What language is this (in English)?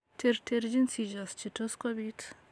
Kalenjin